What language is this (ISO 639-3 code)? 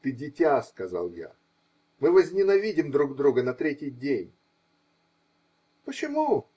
rus